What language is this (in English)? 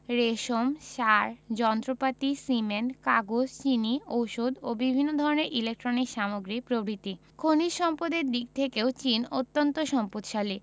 Bangla